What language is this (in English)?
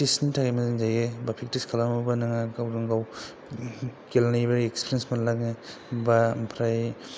Bodo